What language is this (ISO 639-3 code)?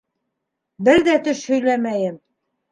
bak